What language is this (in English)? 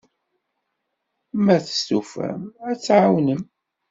Kabyle